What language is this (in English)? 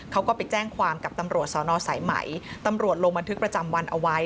Thai